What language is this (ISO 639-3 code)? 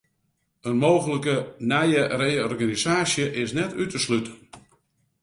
fry